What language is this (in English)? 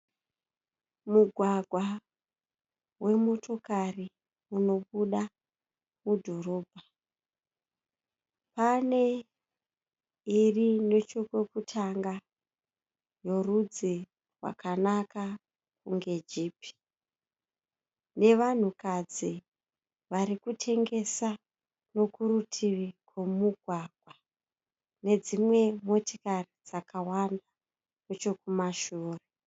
Shona